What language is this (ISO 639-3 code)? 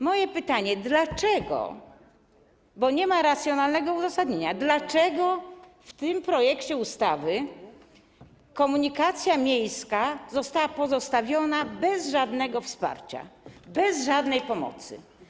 pol